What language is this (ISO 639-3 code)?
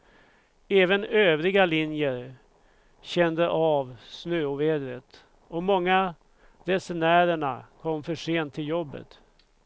swe